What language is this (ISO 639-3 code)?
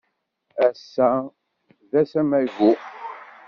kab